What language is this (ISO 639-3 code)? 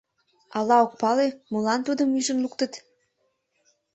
chm